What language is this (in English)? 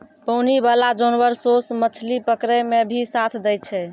Maithili